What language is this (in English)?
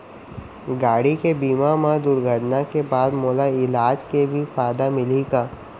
Chhattisgarhi